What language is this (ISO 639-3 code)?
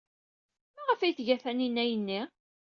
kab